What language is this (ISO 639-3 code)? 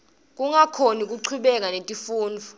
ssw